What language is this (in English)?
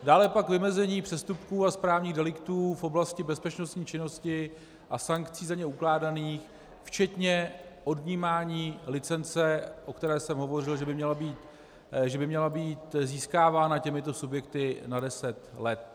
Czech